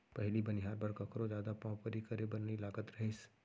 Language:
Chhattisgarhi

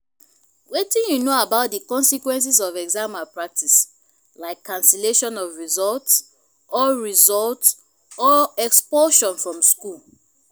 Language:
Nigerian Pidgin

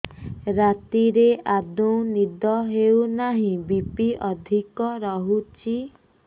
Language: Odia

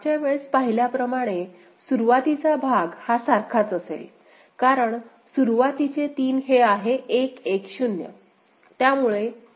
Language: Marathi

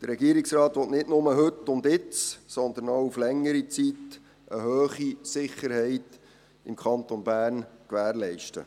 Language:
Swiss German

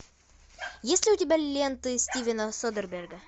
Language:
Russian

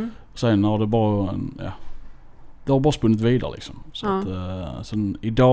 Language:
Swedish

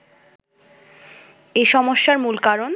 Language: Bangla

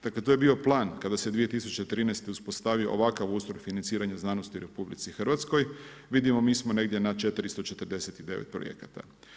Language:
Croatian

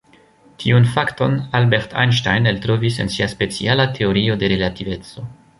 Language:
Esperanto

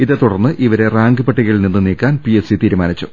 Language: Malayalam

